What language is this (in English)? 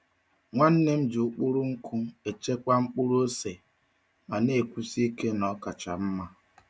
Igbo